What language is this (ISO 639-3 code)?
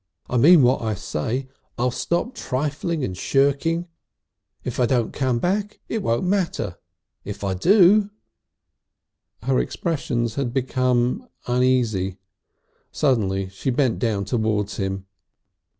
eng